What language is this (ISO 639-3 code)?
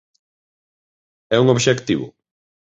glg